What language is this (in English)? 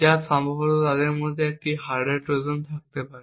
Bangla